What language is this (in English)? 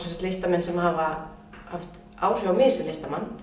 Icelandic